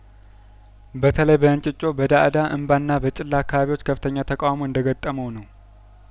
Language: Amharic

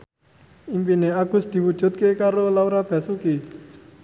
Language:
Javanese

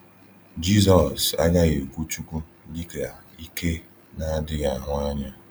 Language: Igbo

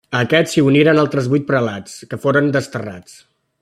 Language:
Catalan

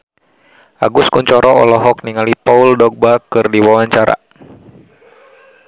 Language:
Sundanese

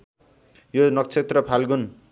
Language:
Nepali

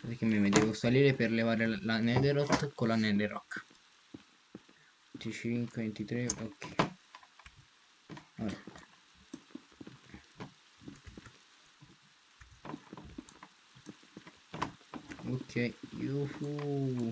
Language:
Italian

